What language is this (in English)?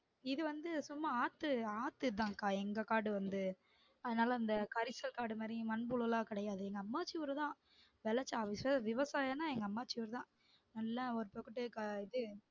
Tamil